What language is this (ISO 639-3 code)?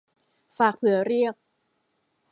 tha